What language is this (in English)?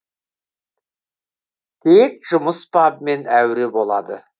Kazakh